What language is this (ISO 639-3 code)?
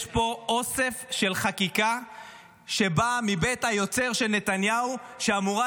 heb